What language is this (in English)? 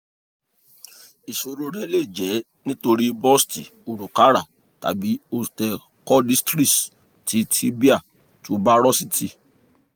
Yoruba